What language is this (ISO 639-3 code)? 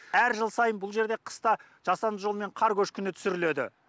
kaz